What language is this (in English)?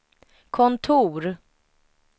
Swedish